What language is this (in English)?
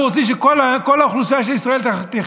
Hebrew